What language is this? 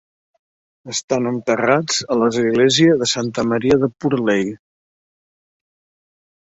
Catalan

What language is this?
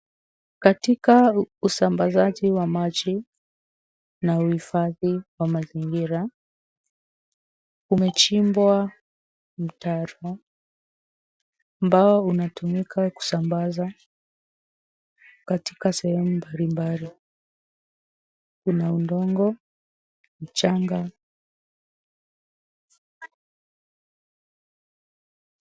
Swahili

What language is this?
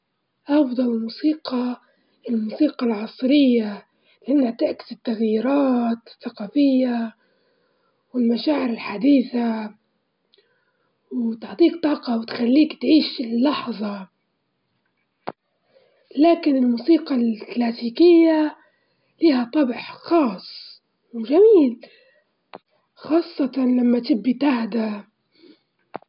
Libyan Arabic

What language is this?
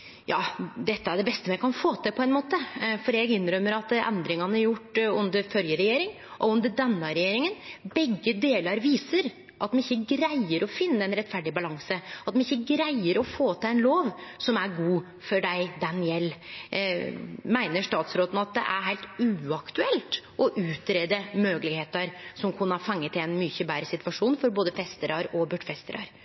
Norwegian Nynorsk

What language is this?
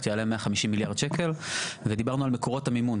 Hebrew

